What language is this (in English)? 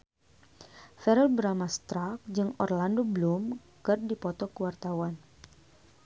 Sundanese